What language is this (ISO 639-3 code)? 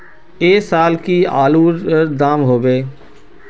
mag